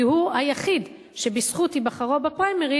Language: Hebrew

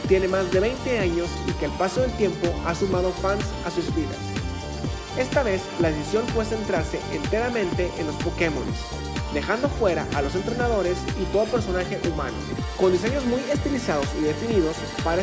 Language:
Spanish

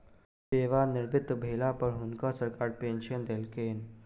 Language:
Maithili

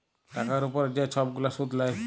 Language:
Bangla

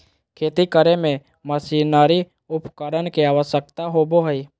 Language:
Magahi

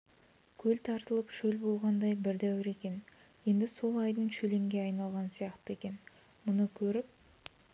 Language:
Kazakh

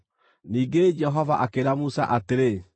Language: Kikuyu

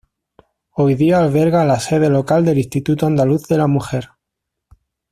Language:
Spanish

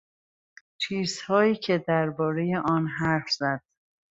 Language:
Persian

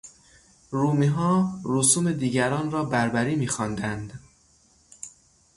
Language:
Persian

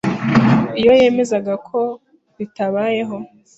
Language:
Kinyarwanda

